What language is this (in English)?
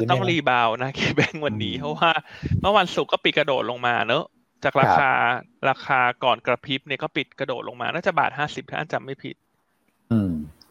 Thai